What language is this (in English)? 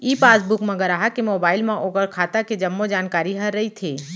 Chhattisgarhi